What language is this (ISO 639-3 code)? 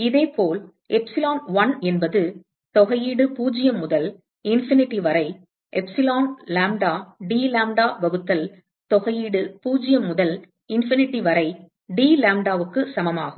tam